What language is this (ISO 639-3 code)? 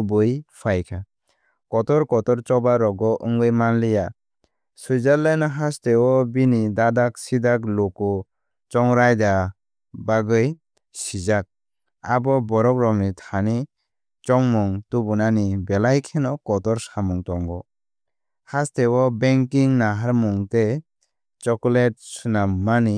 trp